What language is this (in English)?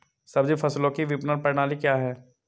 Hindi